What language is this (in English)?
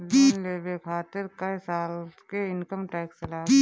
Bhojpuri